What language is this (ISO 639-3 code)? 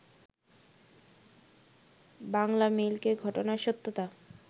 ben